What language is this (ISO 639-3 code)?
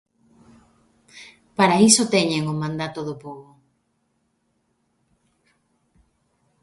glg